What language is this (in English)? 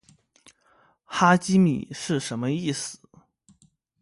Chinese